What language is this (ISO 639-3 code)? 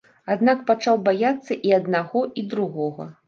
bel